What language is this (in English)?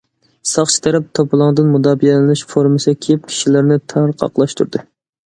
Uyghur